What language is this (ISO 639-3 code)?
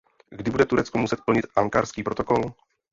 ces